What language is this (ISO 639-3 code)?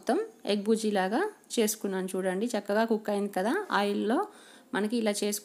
ron